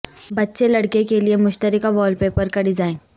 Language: Urdu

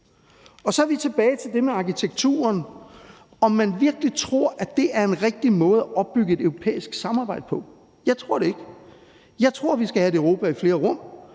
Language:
Danish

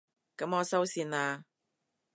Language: Cantonese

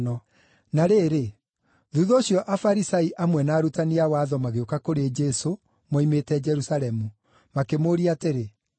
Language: Kikuyu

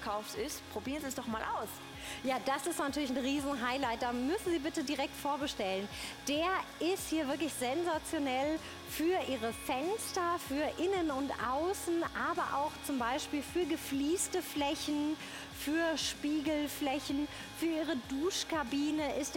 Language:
German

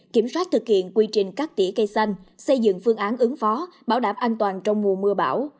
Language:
Vietnamese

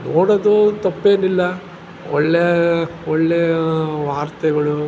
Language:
Kannada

